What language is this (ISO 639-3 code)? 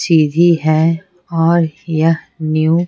hin